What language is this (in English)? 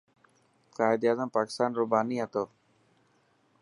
Dhatki